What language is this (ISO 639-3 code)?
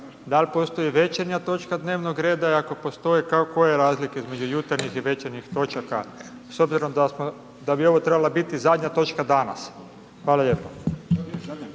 hrv